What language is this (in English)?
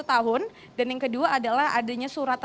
Indonesian